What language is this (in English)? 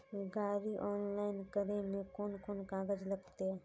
Magahi